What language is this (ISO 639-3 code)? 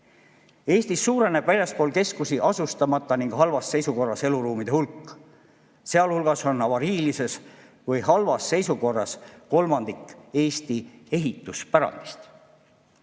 est